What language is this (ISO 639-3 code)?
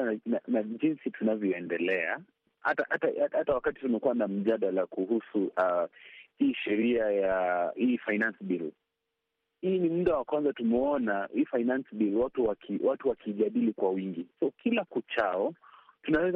swa